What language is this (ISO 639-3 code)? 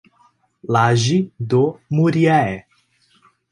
por